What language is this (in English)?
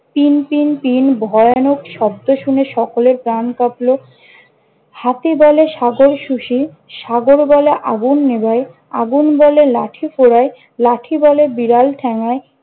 Bangla